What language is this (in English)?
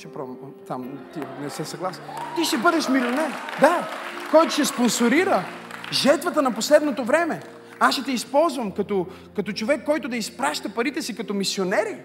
Bulgarian